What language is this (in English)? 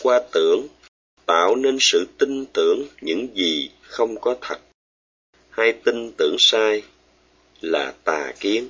Vietnamese